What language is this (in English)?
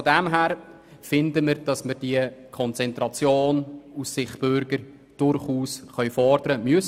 Swiss German